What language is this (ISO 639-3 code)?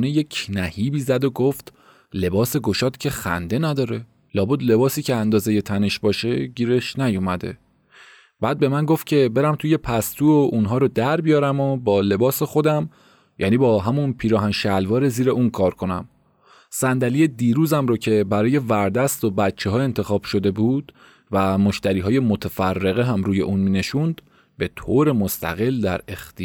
fas